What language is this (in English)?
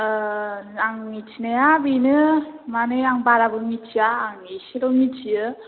Bodo